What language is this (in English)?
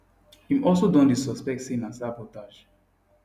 Nigerian Pidgin